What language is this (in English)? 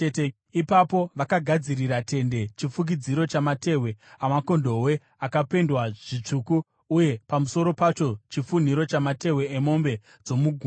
Shona